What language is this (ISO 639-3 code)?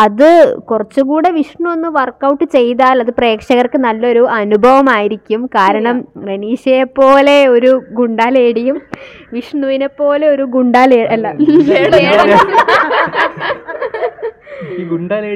mal